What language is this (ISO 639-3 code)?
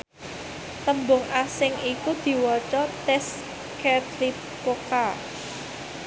jav